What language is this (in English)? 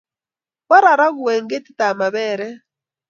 Kalenjin